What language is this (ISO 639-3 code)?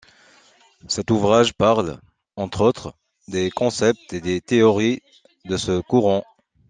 fra